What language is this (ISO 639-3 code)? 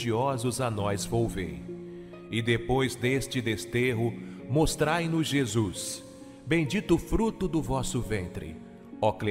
por